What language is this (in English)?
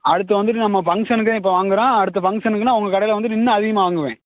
Tamil